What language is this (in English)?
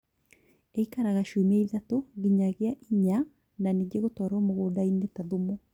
Kikuyu